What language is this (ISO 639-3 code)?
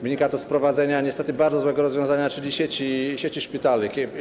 pol